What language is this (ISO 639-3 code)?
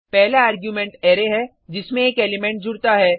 hin